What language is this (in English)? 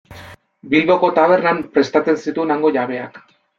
Basque